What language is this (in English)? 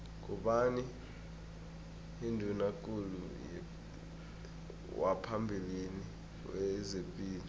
South Ndebele